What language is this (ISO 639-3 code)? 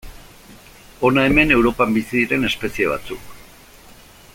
eus